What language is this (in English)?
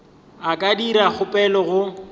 Northern Sotho